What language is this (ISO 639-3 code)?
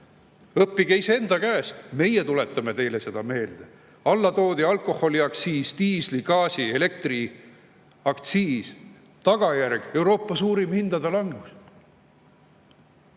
est